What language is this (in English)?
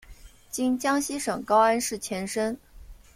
Chinese